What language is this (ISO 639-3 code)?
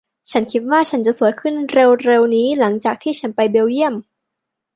tha